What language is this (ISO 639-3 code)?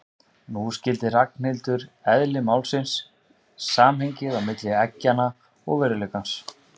isl